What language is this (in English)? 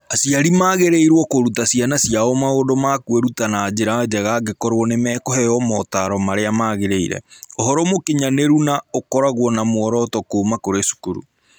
Kikuyu